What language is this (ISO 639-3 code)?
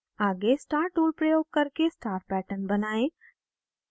hin